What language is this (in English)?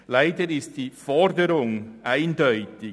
Swiss German